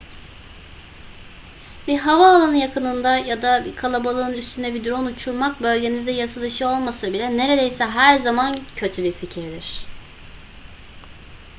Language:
Turkish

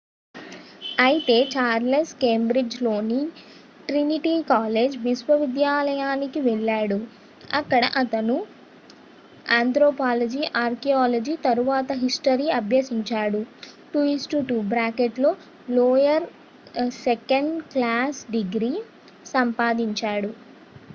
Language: Telugu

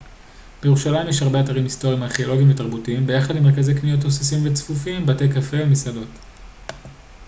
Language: Hebrew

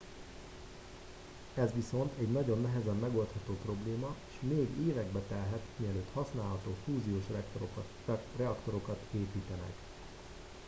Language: Hungarian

